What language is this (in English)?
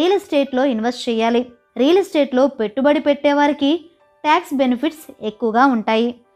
Telugu